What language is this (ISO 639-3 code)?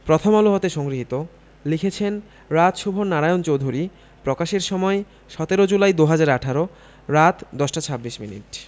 ben